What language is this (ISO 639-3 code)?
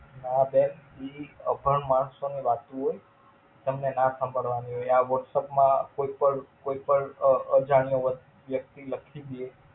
guj